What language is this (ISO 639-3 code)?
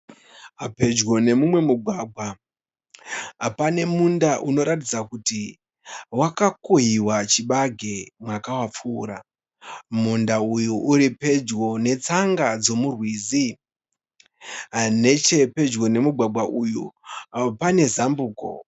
sna